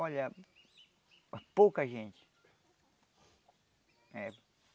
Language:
Portuguese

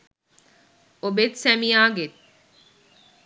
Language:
Sinhala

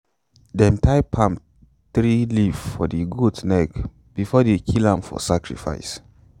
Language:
Nigerian Pidgin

